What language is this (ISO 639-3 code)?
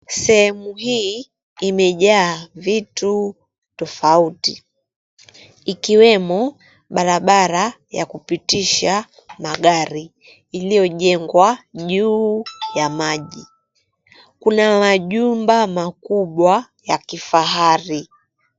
swa